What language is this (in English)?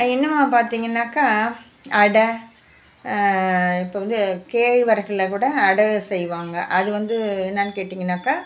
Tamil